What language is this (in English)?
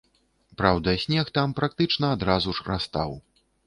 Belarusian